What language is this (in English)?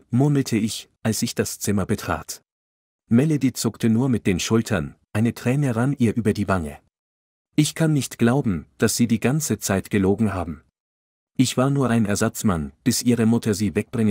German